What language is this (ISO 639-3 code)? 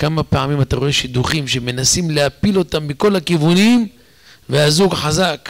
heb